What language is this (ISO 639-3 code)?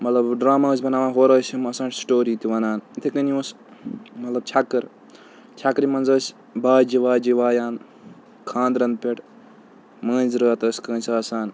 kas